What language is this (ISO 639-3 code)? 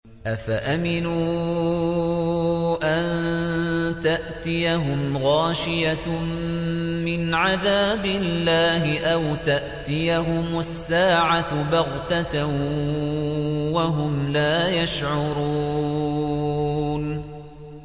ara